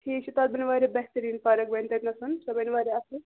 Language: Kashmiri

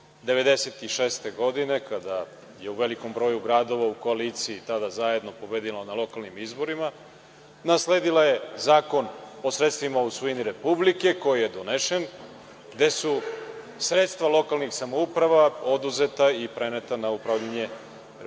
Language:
Serbian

